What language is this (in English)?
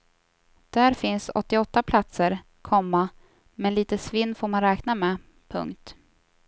Swedish